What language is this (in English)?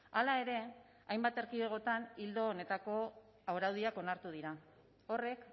Basque